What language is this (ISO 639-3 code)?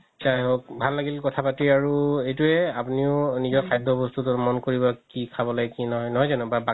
asm